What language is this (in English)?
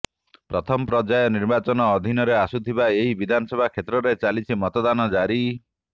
Odia